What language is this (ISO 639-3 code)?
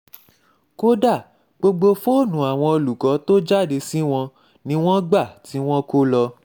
yor